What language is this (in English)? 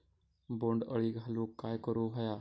Marathi